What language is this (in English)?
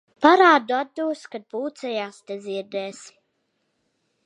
Latvian